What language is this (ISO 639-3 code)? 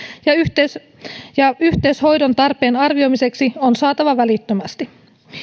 fin